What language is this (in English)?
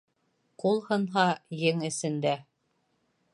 Bashkir